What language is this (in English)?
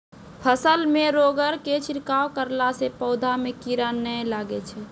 Maithili